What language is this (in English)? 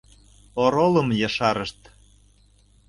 Mari